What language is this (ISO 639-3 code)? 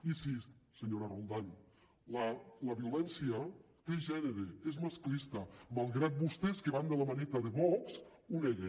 cat